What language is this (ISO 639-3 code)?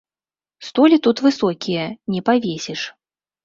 bel